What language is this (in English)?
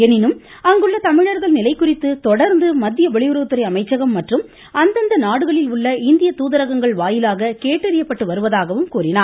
Tamil